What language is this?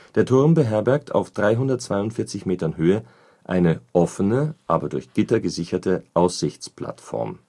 German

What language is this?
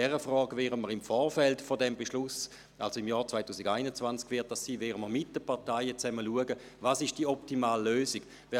Swiss German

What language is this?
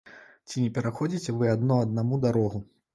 Belarusian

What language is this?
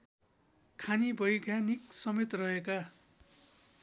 Nepali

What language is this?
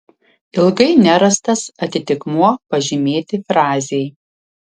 Lithuanian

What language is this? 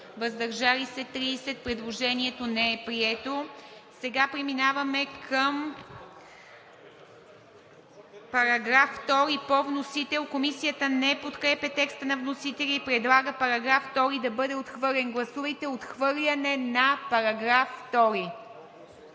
Bulgarian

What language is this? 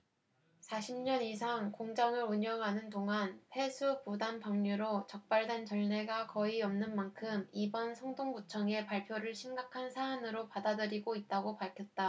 Korean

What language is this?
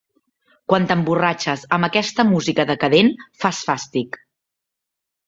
Catalan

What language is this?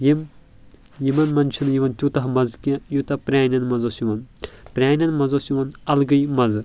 Kashmiri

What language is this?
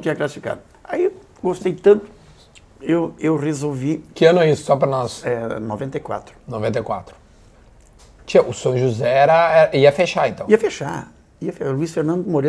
Portuguese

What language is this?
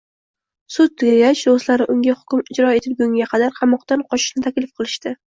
Uzbek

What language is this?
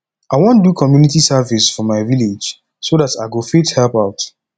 Nigerian Pidgin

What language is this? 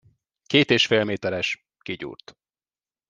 Hungarian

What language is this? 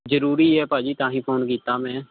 Punjabi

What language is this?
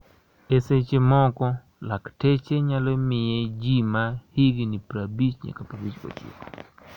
Luo (Kenya and Tanzania)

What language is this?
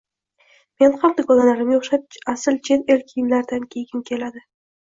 Uzbek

